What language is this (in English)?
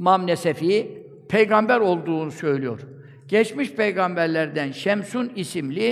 Turkish